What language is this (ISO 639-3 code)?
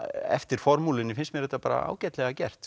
isl